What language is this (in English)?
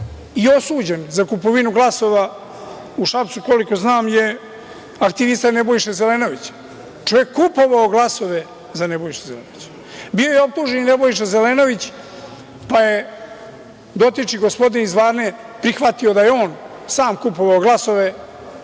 Serbian